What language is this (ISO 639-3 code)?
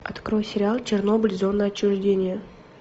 rus